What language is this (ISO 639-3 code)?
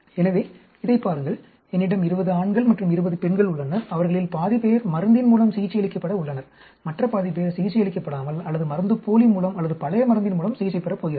tam